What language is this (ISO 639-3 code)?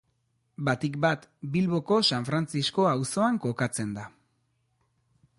eus